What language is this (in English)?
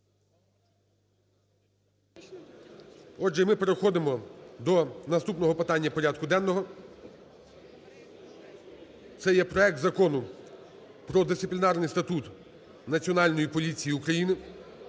Ukrainian